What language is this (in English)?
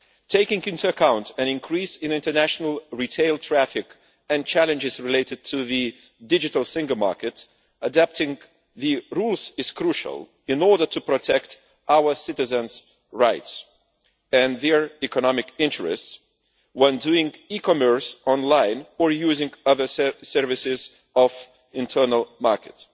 English